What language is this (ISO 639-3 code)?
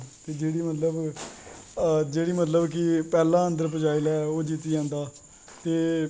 doi